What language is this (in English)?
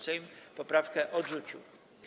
Polish